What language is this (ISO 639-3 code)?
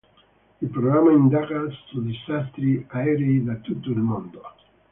ita